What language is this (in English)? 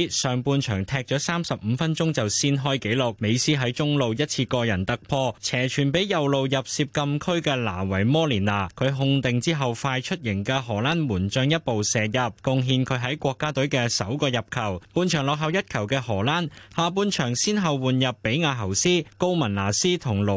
Chinese